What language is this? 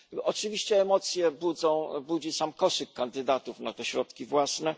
Polish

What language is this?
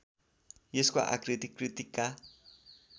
Nepali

